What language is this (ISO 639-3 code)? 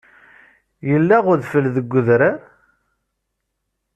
kab